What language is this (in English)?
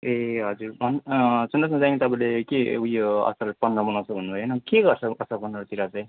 Nepali